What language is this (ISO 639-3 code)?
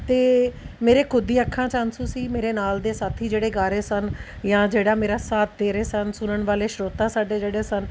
pan